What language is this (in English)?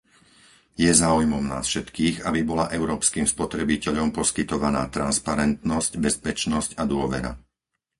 Slovak